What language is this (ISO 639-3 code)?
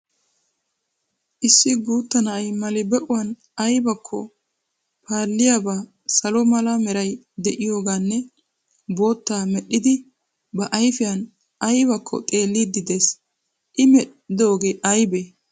wal